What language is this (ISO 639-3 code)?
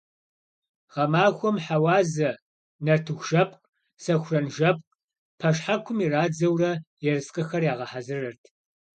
kbd